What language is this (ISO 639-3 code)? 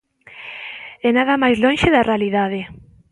glg